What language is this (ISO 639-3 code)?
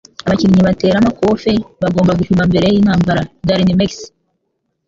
kin